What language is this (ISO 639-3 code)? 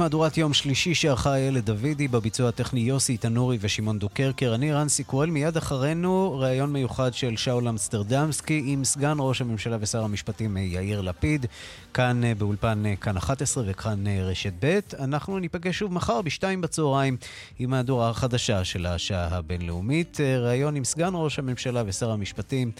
heb